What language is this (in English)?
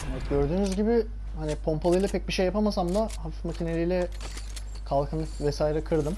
Turkish